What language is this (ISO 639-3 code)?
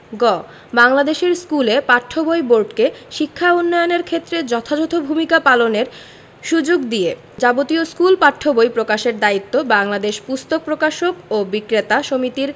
ben